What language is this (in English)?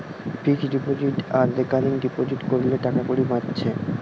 Bangla